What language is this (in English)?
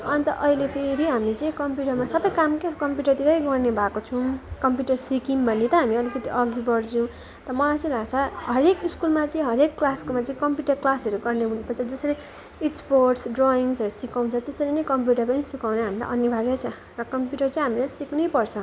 Nepali